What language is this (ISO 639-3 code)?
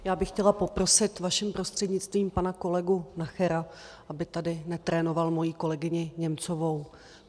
ces